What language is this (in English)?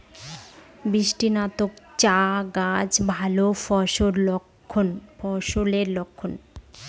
Bangla